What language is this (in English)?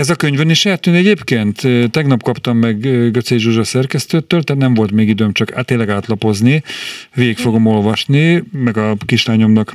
Hungarian